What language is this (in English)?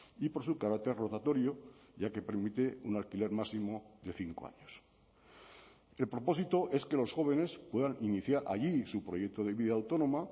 Spanish